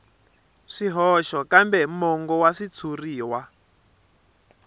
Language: Tsonga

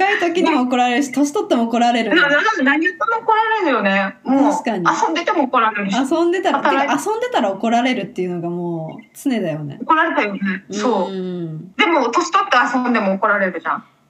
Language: Japanese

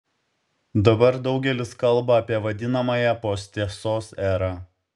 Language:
Lithuanian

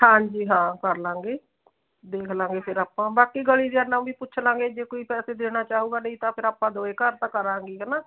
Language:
Punjabi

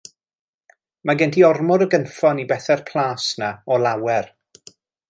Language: Welsh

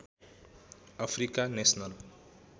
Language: Nepali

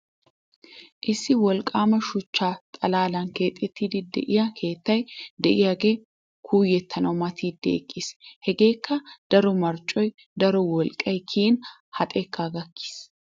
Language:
Wolaytta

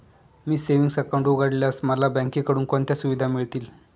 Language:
Marathi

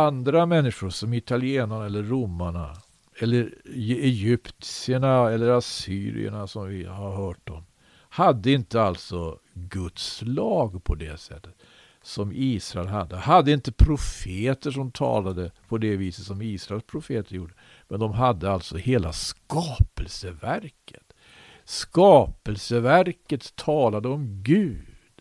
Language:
Swedish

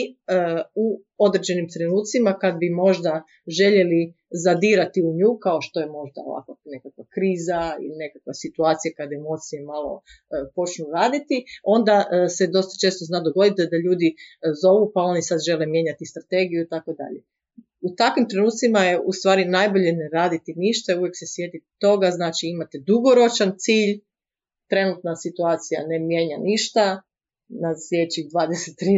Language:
Croatian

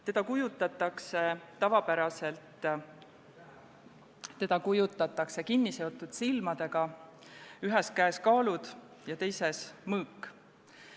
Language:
Estonian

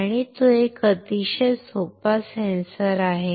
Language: Marathi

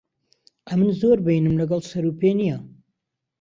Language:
Central Kurdish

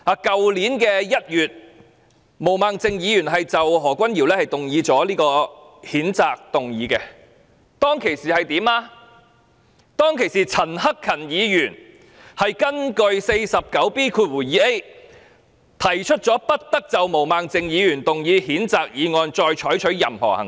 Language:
Cantonese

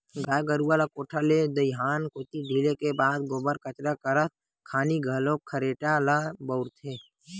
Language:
Chhattisgarhi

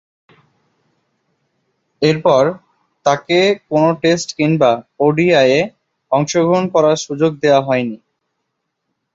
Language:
Bangla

